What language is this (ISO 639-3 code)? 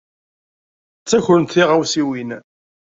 kab